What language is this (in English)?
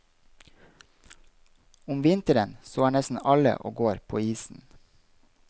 Norwegian